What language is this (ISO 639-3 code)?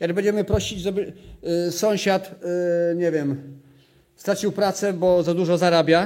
pol